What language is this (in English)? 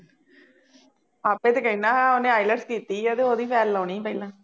Punjabi